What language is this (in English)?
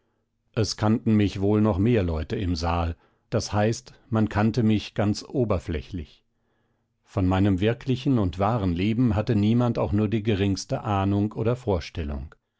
German